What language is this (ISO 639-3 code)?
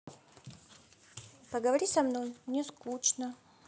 rus